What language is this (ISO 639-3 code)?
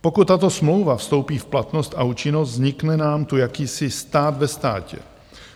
ces